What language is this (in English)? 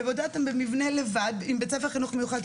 Hebrew